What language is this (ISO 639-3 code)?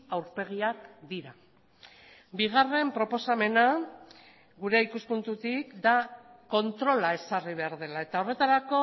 eus